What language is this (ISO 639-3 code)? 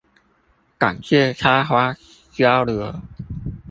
zho